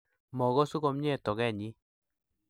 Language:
Kalenjin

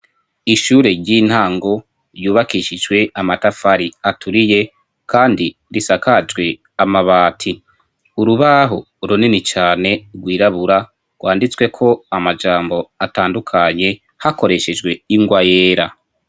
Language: Rundi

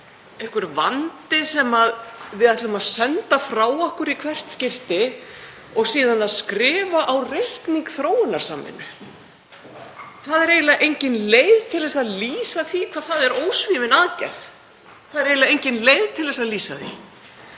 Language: Icelandic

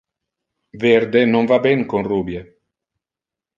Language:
Interlingua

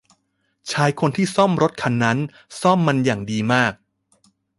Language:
Thai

